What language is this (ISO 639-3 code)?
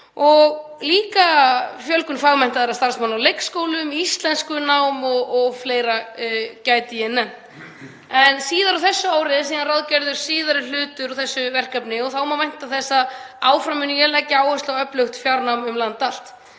isl